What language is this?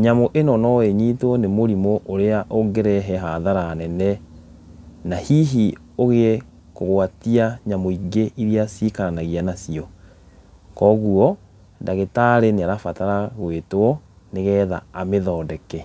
Kikuyu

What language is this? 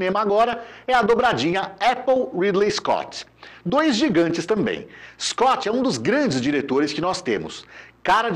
Portuguese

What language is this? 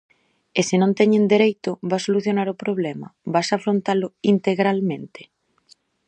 Galician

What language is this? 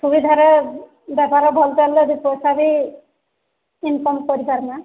Odia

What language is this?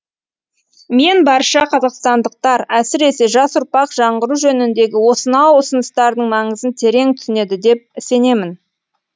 Kazakh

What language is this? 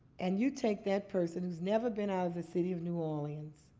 English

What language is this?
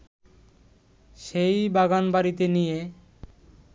Bangla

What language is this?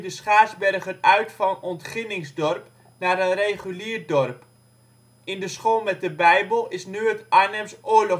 Dutch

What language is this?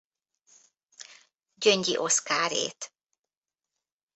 Hungarian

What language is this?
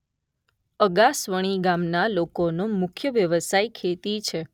Gujarati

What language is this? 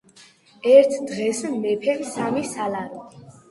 Georgian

